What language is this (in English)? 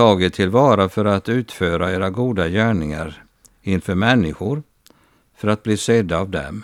Swedish